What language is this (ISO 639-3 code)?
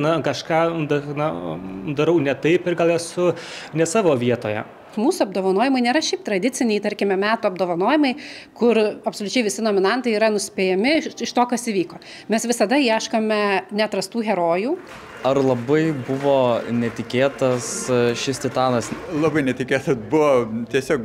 lit